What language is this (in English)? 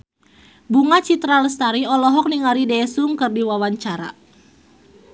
Sundanese